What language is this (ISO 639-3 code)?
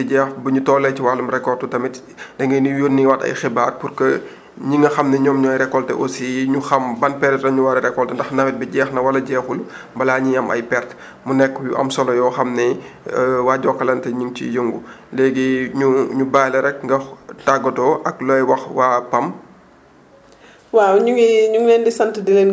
wol